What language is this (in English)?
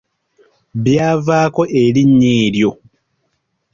Ganda